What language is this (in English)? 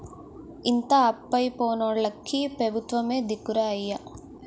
Telugu